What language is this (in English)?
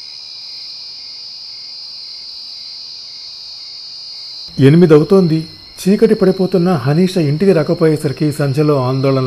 Telugu